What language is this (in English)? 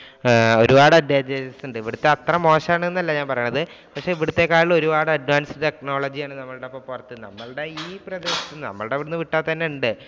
Malayalam